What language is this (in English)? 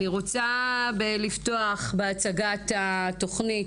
Hebrew